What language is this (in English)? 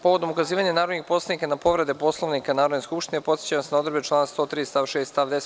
Serbian